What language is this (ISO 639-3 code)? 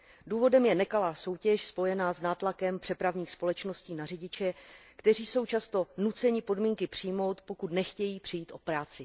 ces